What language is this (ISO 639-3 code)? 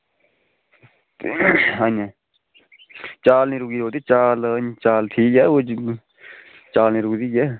doi